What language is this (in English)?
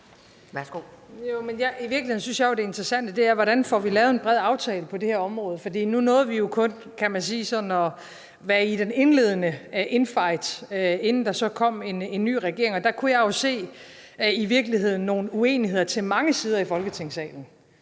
Danish